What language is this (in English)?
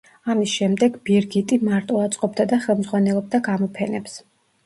Georgian